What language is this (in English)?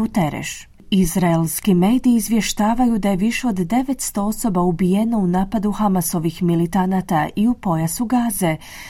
Croatian